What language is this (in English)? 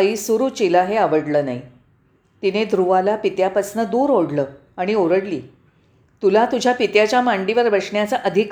Marathi